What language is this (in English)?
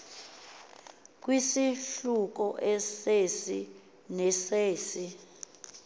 Xhosa